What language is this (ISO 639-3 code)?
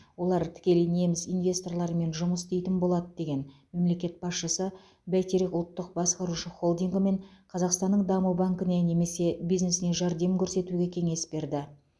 kaz